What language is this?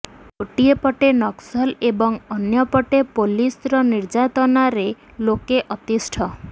Odia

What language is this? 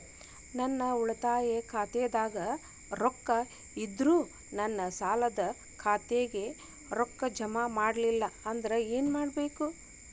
Kannada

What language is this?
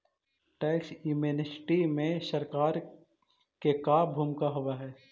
Magahi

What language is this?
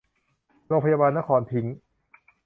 Thai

